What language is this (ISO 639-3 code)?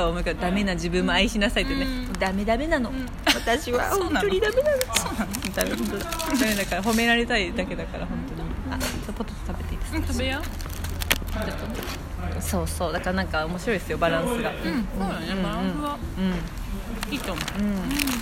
jpn